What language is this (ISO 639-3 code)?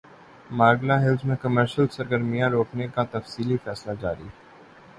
urd